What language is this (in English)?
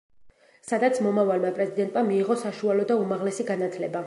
Georgian